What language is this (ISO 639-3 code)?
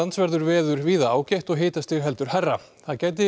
isl